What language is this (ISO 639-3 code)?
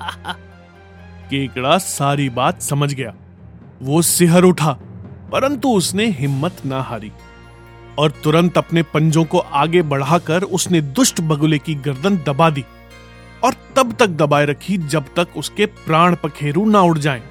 hin